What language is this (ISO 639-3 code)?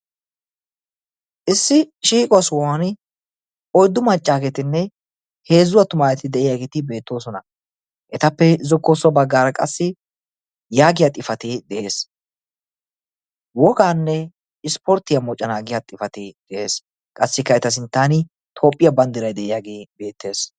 wal